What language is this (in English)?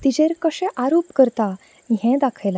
Konkani